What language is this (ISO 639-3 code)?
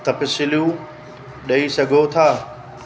snd